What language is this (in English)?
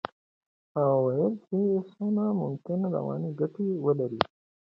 Pashto